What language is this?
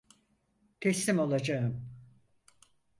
Turkish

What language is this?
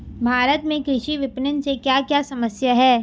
Hindi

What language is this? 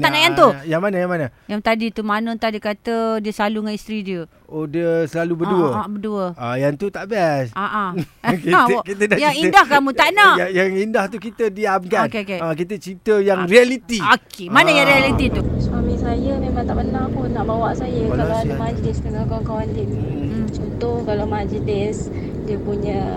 Malay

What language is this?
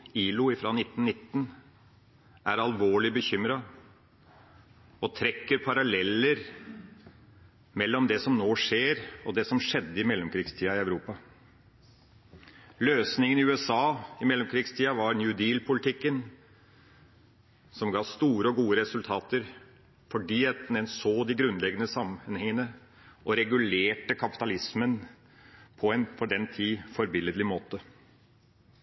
Norwegian Bokmål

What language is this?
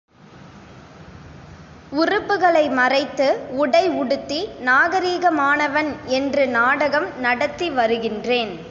Tamil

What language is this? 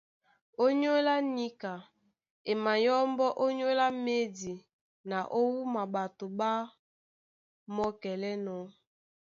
Duala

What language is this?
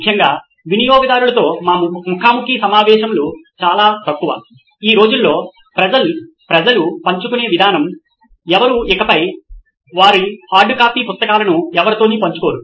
Telugu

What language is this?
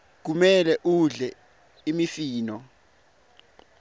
Swati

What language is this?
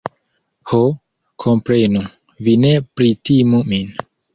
Esperanto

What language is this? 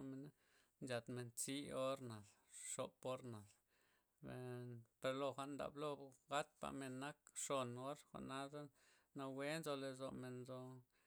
Loxicha Zapotec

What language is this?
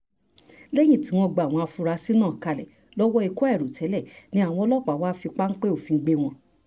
Yoruba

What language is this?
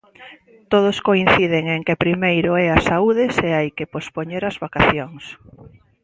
Galician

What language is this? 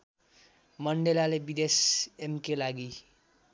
Nepali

